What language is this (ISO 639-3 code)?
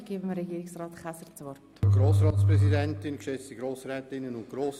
gsw